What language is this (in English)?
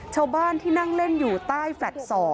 Thai